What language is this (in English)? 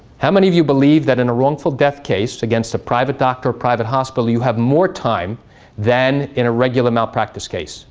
English